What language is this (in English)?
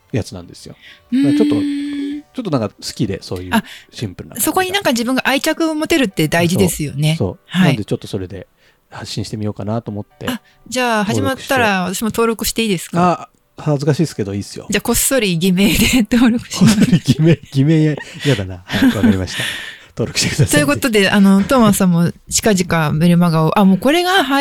Japanese